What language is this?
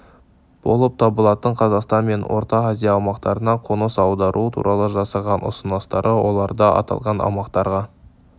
Kazakh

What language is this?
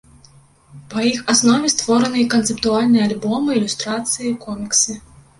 Belarusian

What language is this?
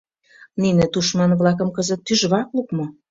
Mari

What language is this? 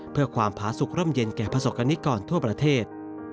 Thai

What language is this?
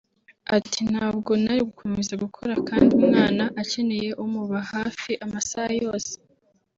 Kinyarwanda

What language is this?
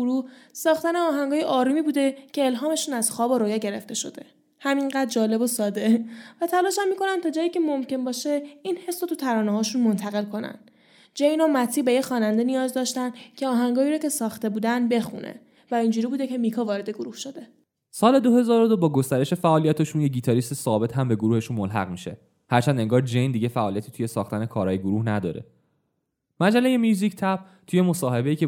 Persian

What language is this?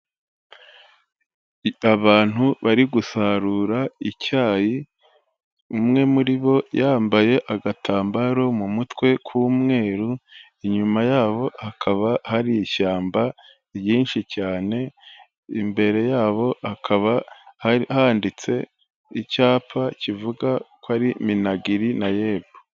Kinyarwanda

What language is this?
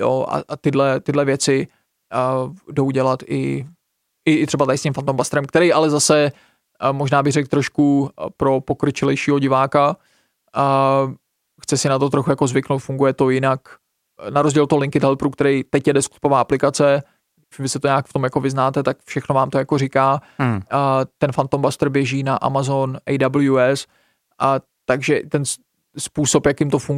Czech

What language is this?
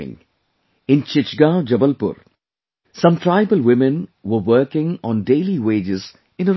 English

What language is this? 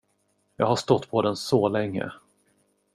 Swedish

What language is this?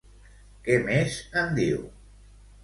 Catalan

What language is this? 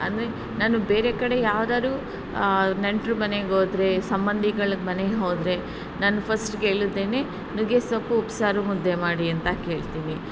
Kannada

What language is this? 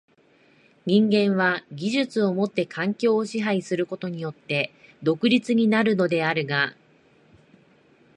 Japanese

